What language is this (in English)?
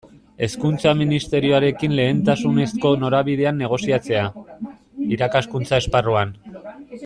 Basque